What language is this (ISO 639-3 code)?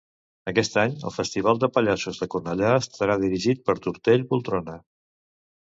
cat